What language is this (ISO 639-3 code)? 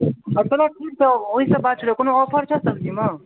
mai